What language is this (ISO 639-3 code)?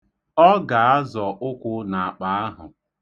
ibo